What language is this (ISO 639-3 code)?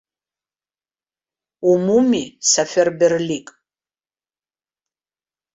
abk